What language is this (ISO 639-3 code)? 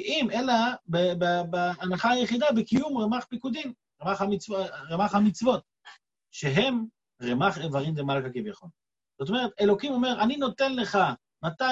heb